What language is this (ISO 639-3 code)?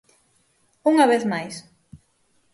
glg